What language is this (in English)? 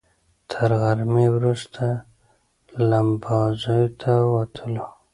Pashto